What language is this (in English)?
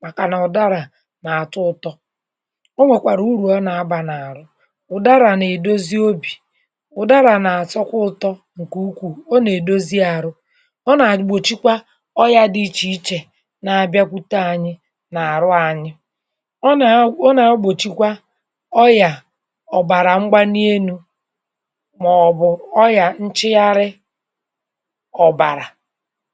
Igbo